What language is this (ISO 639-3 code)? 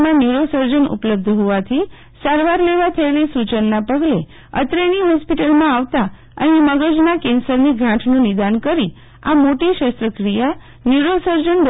guj